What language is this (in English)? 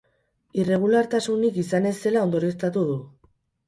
Basque